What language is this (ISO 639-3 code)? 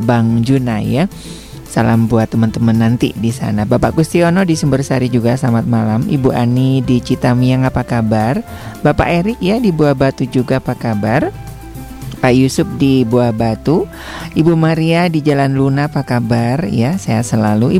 ind